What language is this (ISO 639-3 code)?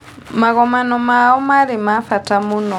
kik